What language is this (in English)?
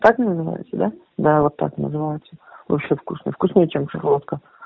Russian